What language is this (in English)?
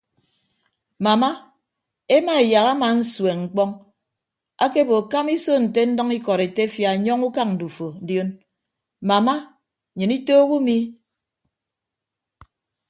Ibibio